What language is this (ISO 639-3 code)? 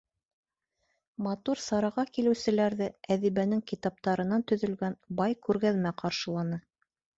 bak